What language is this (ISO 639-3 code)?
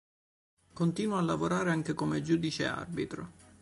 ita